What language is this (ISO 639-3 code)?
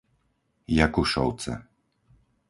slk